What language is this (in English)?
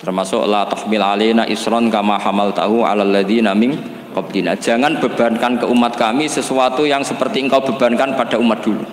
Indonesian